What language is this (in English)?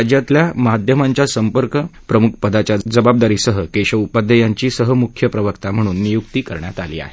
Marathi